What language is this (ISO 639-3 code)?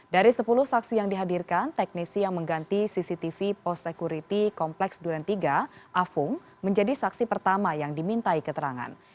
ind